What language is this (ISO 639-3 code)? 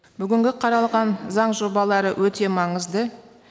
kaz